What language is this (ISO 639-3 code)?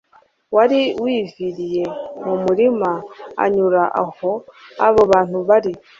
kin